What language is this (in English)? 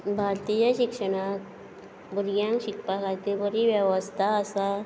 Konkani